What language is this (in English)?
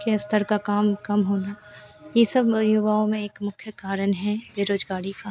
Hindi